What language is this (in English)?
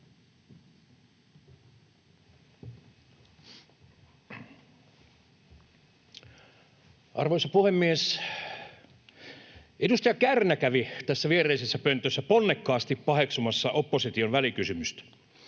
Finnish